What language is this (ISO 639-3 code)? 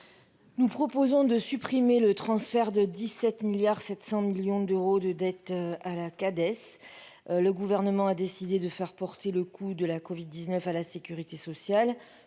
fra